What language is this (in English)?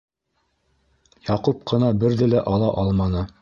Bashkir